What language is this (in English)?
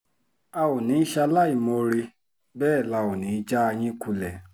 Yoruba